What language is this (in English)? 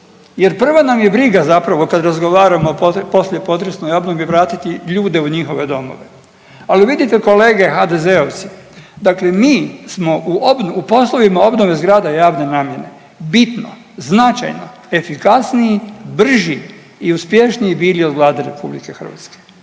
Croatian